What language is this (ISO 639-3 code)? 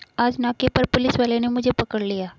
hin